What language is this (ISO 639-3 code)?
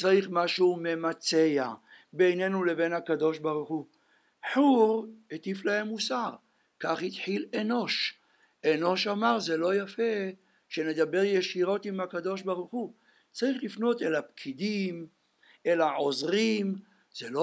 heb